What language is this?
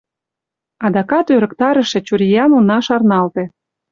Mari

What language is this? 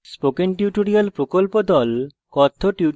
Bangla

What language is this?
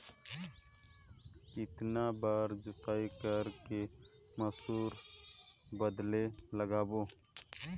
Chhattisgarhi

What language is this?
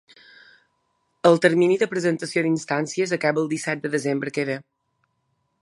Catalan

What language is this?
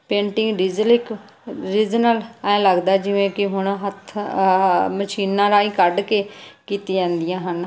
Punjabi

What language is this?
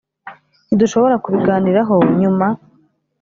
Kinyarwanda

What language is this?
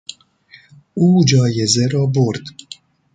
Persian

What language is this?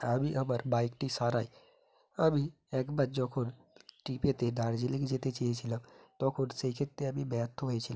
Bangla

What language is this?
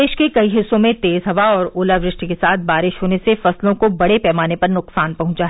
Hindi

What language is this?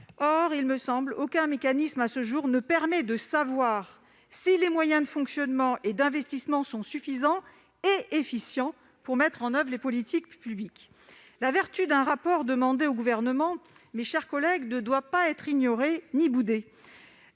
French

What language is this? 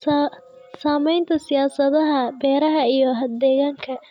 Somali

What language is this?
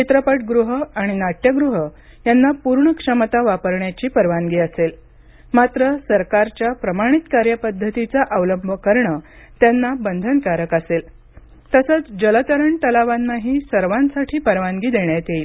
Marathi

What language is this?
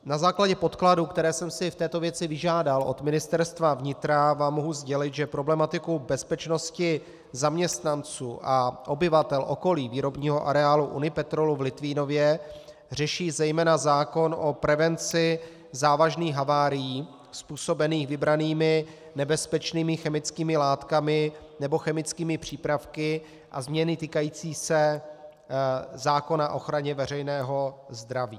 Czech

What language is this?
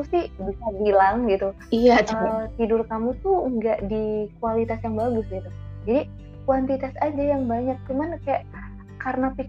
Indonesian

